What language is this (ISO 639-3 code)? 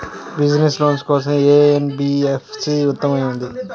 tel